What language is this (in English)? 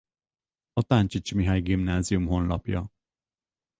Hungarian